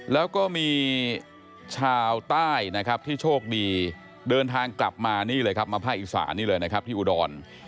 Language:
Thai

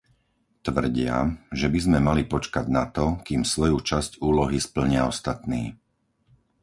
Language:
Slovak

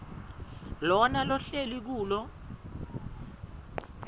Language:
Swati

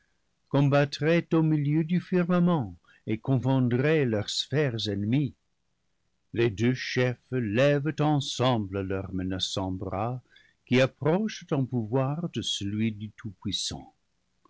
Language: French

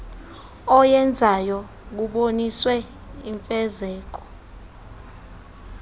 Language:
Xhosa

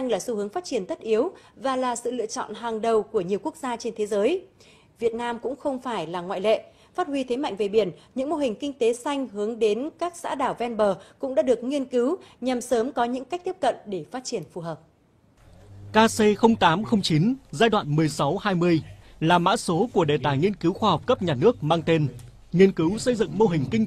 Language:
Vietnamese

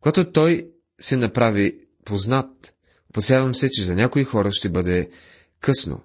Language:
Bulgarian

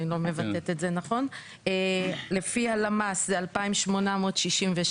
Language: Hebrew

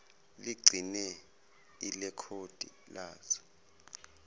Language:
Zulu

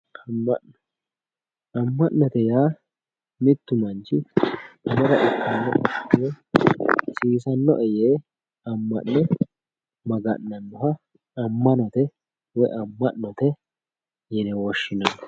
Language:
Sidamo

